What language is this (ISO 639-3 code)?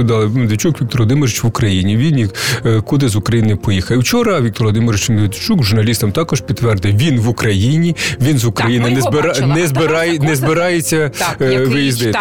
ukr